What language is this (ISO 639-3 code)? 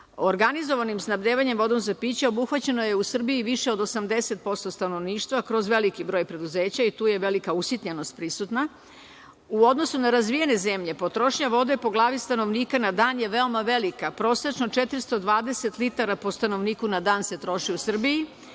srp